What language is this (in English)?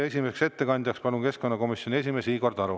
Estonian